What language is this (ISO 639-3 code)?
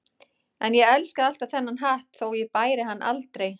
isl